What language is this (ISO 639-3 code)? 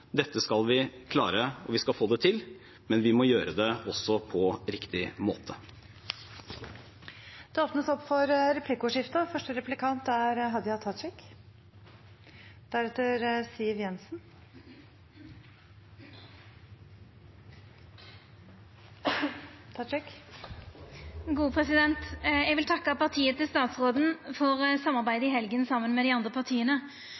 nor